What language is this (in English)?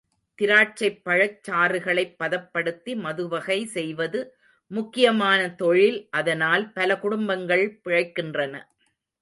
Tamil